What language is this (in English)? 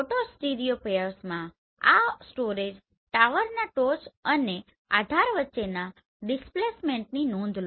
Gujarati